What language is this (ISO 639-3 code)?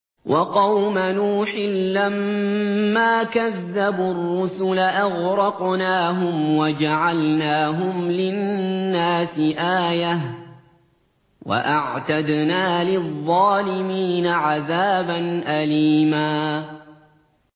ara